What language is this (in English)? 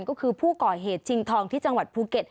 Thai